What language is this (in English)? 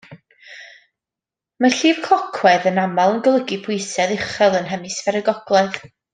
Welsh